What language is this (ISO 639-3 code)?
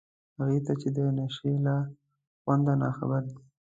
pus